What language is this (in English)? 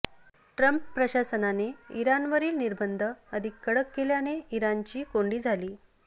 Marathi